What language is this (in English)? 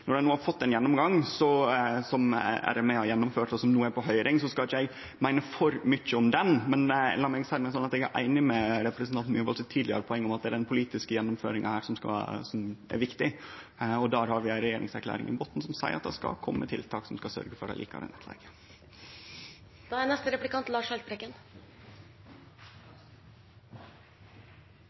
Norwegian Nynorsk